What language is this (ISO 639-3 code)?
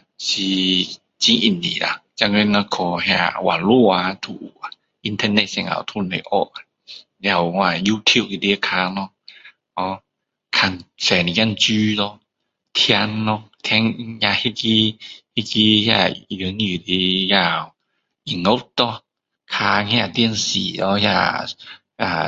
cdo